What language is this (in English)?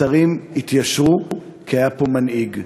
Hebrew